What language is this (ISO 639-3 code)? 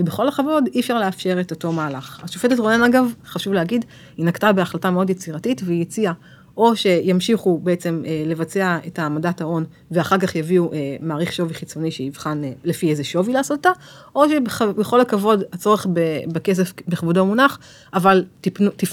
heb